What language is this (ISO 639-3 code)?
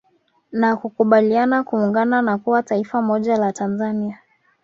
swa